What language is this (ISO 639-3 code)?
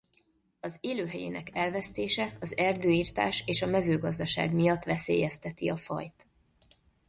hun